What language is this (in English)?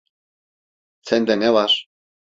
Turkish